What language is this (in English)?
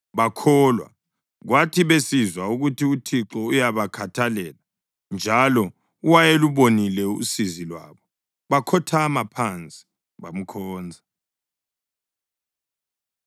North Ndebele